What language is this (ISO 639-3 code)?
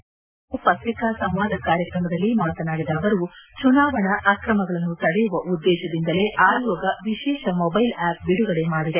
kan